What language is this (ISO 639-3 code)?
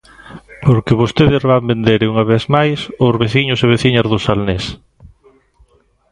glg